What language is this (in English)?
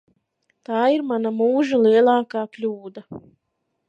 Latvian